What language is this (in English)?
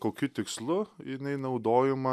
Lithuanian